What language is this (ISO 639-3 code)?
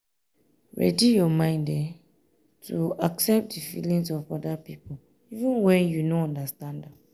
pcm